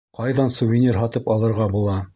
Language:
Bashkir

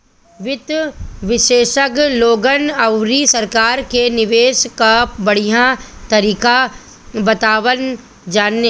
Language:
Bhojpuri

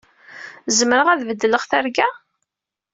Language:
Kabyle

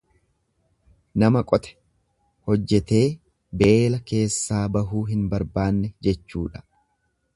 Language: Oromo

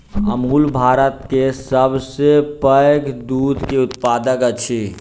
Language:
Maithili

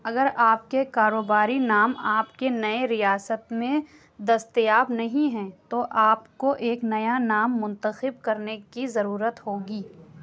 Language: Urdu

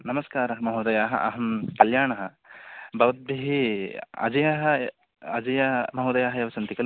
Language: Sanskrit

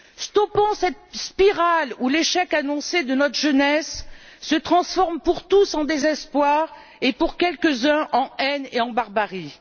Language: French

